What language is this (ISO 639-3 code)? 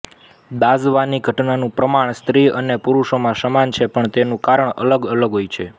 guj